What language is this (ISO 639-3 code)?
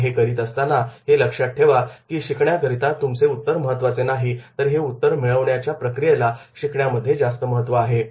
mar